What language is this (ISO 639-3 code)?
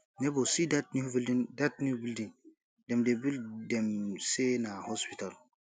pcm